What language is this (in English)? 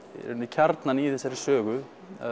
Icelandic